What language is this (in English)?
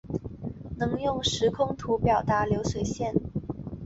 Chinese